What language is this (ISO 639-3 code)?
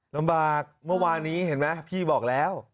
tha